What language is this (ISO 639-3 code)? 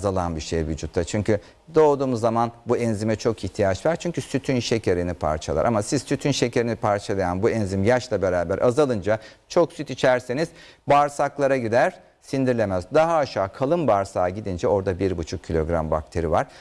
tur